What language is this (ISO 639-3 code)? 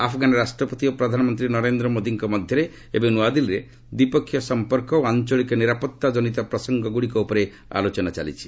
ori